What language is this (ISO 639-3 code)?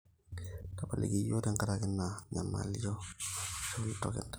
mas